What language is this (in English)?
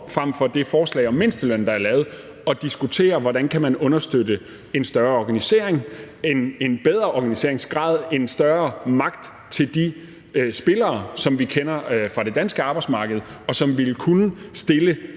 Danish